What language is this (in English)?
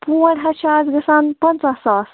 Kashmiri